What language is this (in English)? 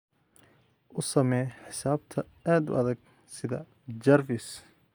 Somali